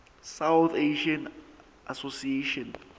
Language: Southern Sotho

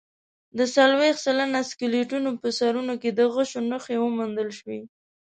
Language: Pashto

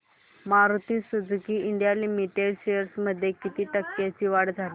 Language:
Marathi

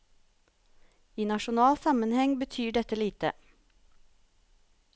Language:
Norwegian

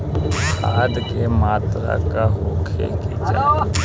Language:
Bhojpuri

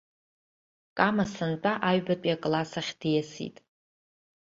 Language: Abkhazian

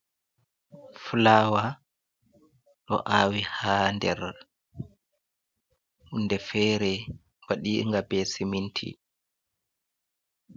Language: Fula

